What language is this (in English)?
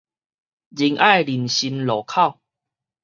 Min Nan Chinese